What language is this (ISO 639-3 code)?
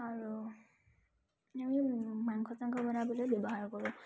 asm